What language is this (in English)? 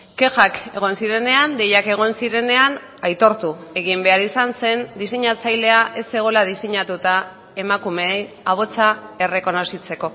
Basque